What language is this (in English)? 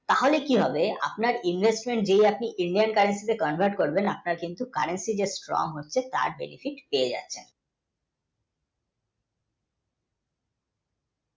Bangla